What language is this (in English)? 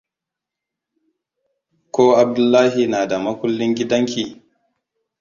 Hausa